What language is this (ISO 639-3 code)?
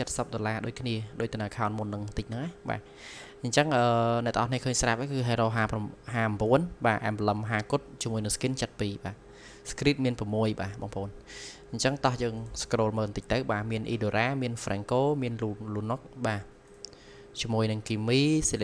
nld